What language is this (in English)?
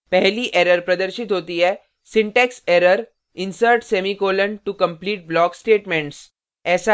Hindi